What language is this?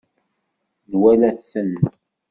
Kabyle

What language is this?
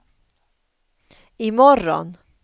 Swedish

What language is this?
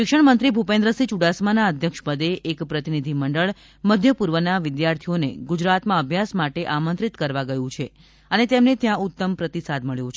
Gujarati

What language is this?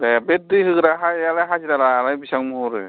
Bodo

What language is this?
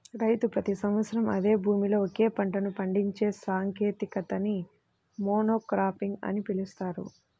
Telugu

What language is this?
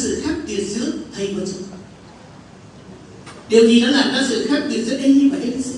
Vietnamese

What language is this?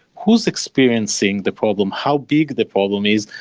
English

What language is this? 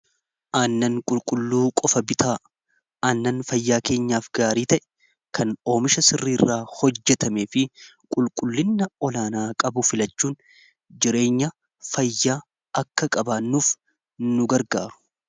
Oromo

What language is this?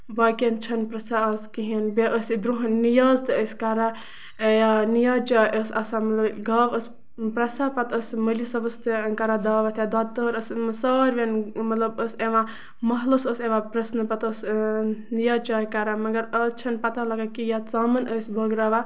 Kashmiri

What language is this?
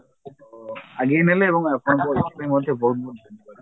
Odia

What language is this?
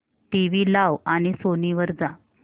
Marathi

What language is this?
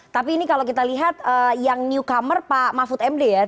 Indonesian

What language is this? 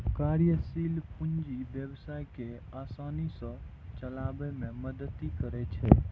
Maithili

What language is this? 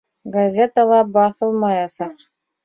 Bashkir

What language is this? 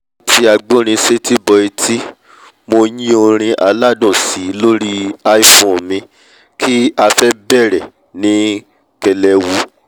Yoruba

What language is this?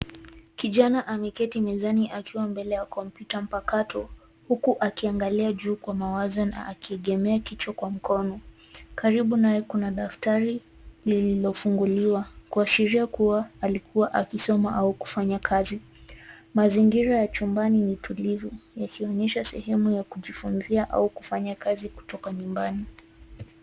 Swahili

